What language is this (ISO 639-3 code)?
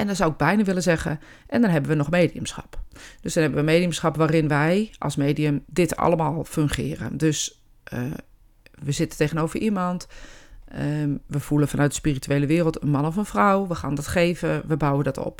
nld